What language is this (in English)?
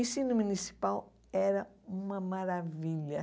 Portuguese